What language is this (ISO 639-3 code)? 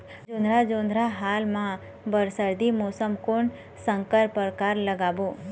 hne